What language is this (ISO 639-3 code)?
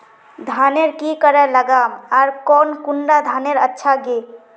mag